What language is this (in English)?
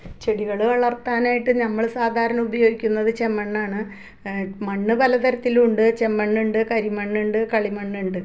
Malayalam